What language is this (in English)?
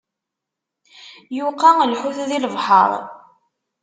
Kabyle